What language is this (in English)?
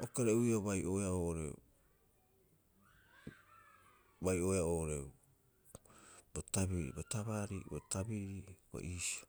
Rapoisi